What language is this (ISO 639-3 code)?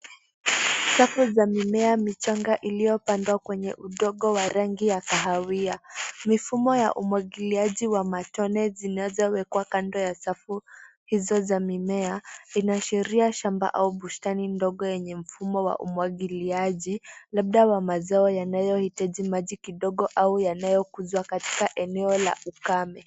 swa